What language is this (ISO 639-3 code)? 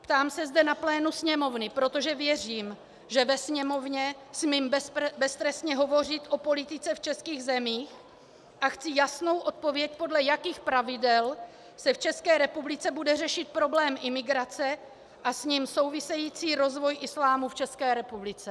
ces